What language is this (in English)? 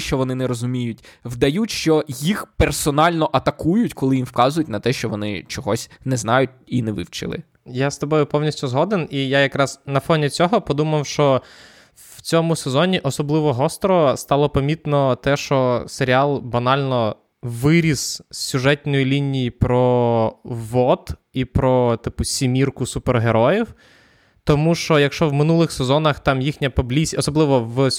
Ukrainian